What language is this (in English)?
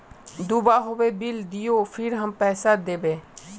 Magahi